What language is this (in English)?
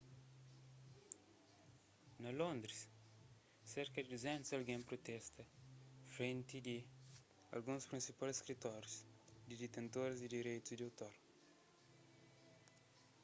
Kabuverdianu